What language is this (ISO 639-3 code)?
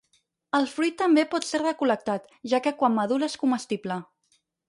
cat